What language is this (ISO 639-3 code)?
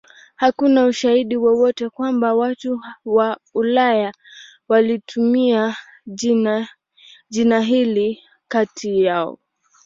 swa